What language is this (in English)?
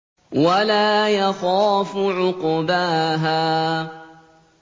Arabic